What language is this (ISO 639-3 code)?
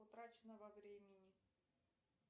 rus